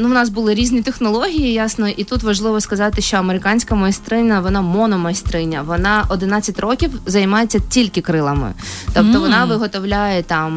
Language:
Ukrainian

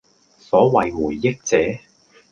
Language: Cantonese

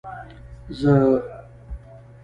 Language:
Pashto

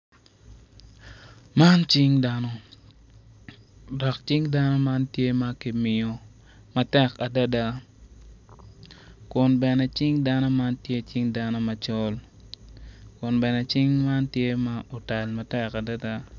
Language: Acoli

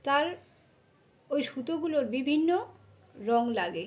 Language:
Bangla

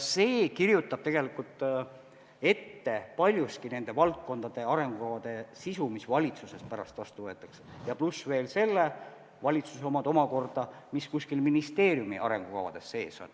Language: Estonian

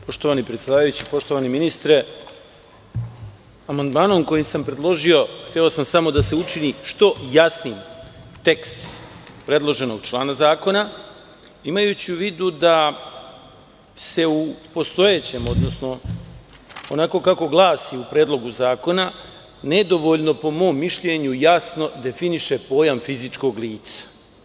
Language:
Serbian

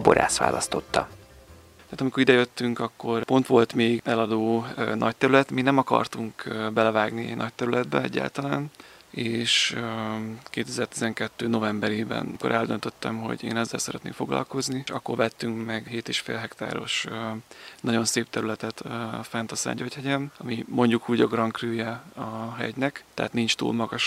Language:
Hungarian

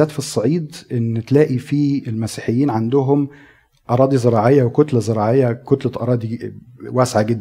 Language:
Arabic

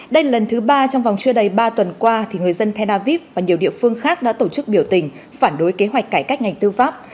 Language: Vietnamese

